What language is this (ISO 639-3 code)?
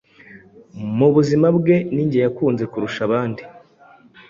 kin